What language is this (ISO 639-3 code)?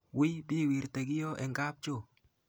kln